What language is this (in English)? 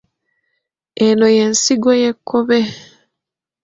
Ganda